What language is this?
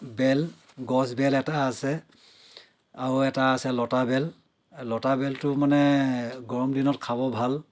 Assamese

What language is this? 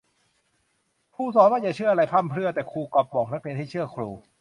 Thai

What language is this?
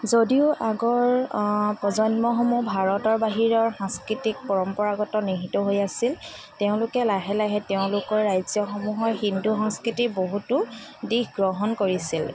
Assamese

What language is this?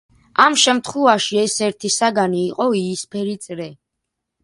Georgian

